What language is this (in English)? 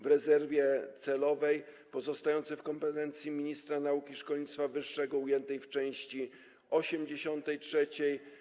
Polish